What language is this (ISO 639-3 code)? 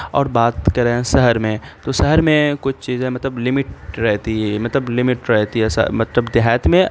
urd